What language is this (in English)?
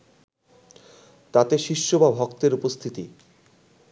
Bangla